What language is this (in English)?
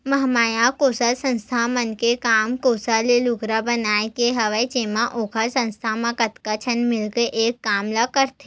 Chhattisgarhi